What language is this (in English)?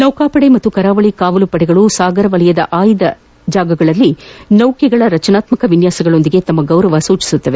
Kannada